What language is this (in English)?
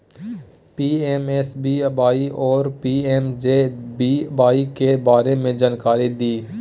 Maithili